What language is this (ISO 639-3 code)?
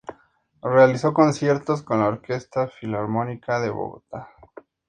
spa